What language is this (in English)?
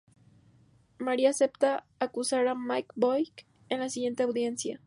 Spanish